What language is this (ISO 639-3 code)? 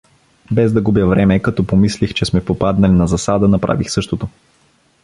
bul